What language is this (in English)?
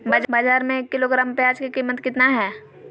Magahi